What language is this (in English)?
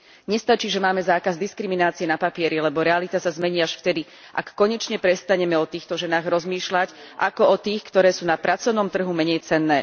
Slovak